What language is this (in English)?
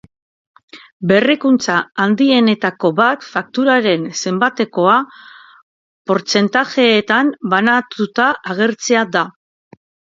Basque